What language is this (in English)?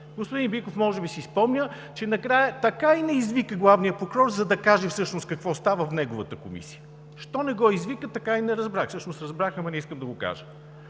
Bulgarian